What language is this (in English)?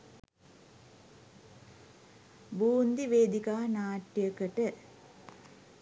Sinhala